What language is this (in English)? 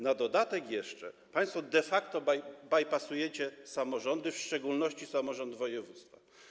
Polish